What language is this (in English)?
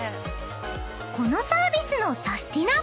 Japanese